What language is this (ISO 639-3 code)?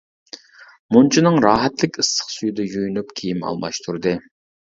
uig